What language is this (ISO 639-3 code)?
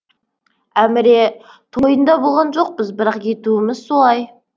kaz